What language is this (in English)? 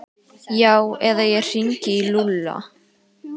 Icelandic